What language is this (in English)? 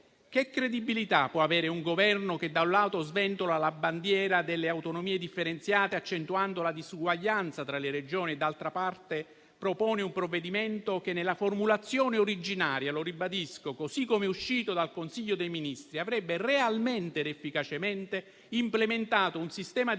Italian